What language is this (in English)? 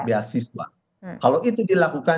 Indonesian